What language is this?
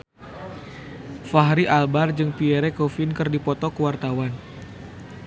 Sundanese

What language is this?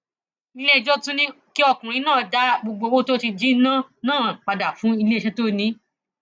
Yoruba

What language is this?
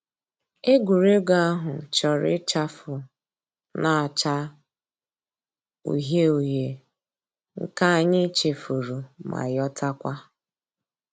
Igbo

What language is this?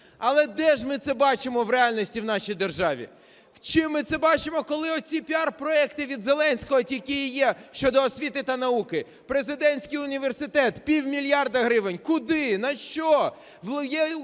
Ukrainian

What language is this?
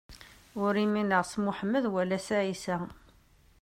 Kabyle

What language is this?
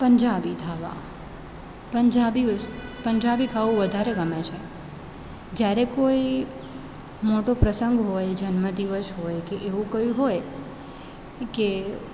Gujarati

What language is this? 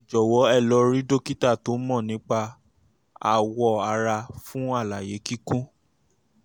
Yoruba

